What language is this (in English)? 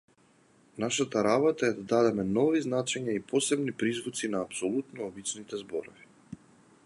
Macedonian